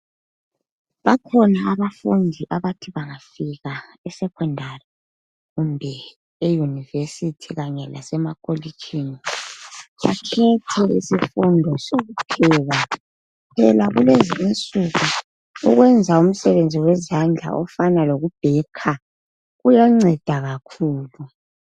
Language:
North Ndebele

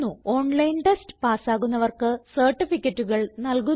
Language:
Malayalam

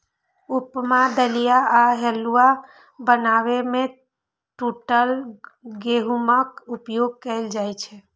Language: Maithili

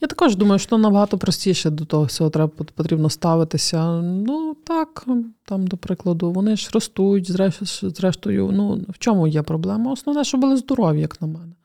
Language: Ukrainian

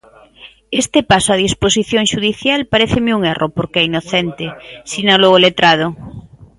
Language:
Galician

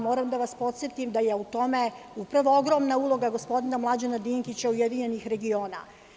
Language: Serbian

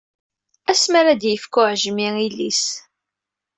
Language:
Kabyle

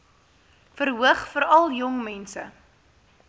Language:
Afrikaans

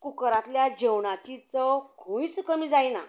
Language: Konkani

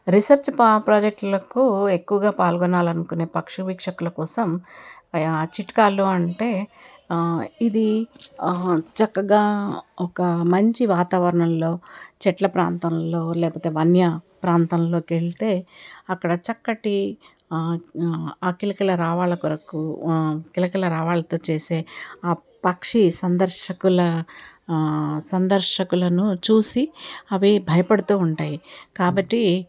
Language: Telugu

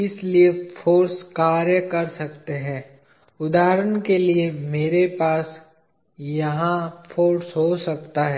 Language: Hindi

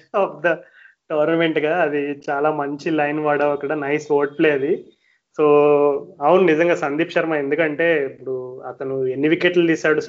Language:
Telugu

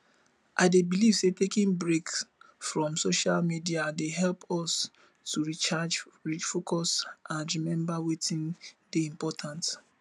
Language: Nigerian Pidgin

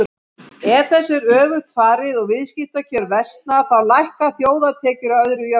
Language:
Icelandic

